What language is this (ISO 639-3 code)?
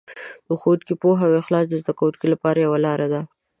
pus